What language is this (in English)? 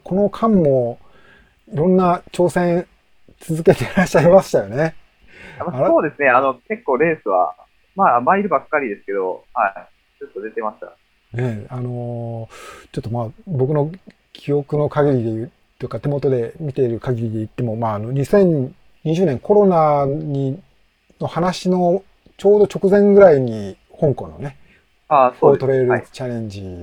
Japanese